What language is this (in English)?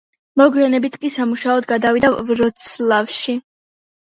Georgian